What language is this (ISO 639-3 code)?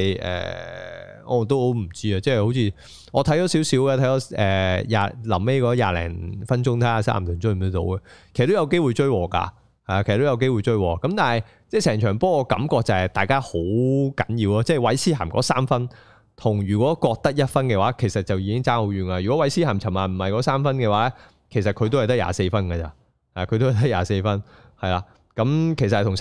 zho